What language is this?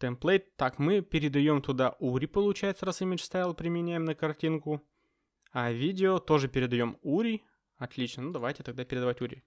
Russian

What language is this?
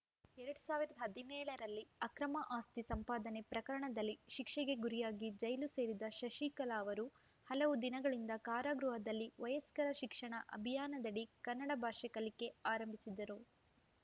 Kannada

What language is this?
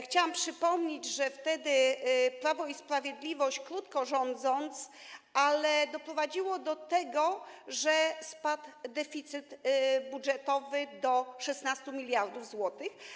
Polish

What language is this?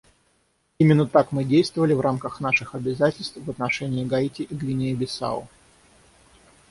Russian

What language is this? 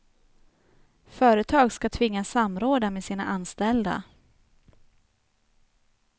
Swedish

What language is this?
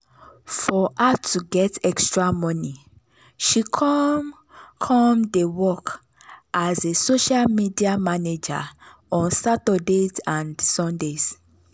Nigerian Pidgin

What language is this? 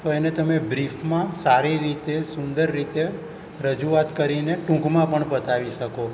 Gujarati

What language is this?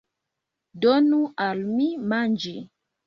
Esperanto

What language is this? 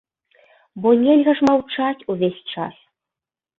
Belarusian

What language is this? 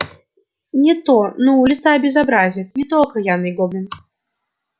Russian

